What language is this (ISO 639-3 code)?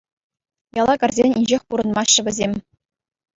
chv